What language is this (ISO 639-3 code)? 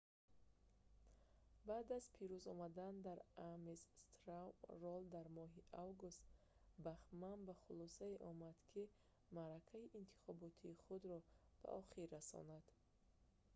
tgk